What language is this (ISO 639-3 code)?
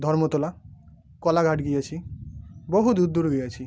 ben